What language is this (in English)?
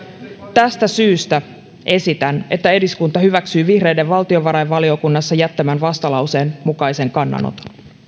Finnish